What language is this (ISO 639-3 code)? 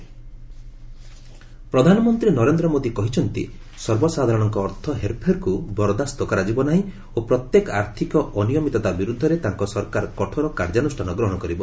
ori